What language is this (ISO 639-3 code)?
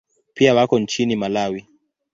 swa